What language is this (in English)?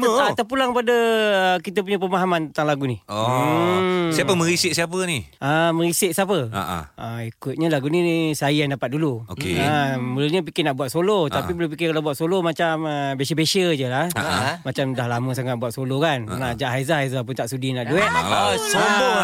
Malay